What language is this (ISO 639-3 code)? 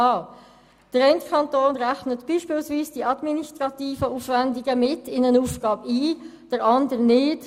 gsw